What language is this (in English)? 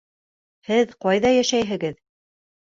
Bashkir